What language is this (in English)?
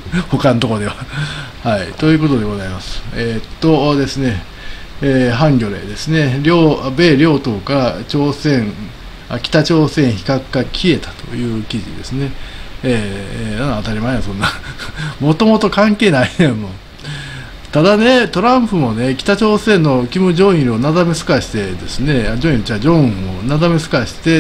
Japanese